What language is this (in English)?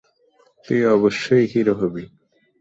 Bangla